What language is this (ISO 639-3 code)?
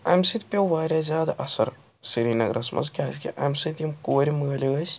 kas